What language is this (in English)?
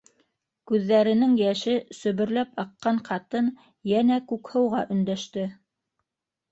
Bashkir